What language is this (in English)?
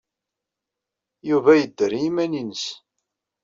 Kabyle